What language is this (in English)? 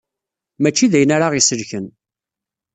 Kabyle